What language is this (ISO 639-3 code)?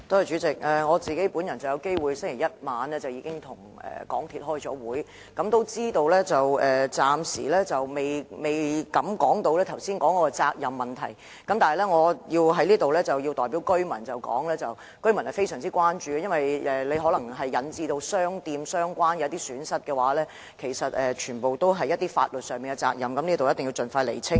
yue